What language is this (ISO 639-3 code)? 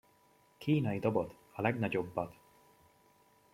hun